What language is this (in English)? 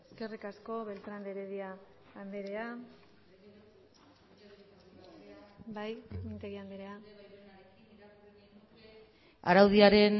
Basque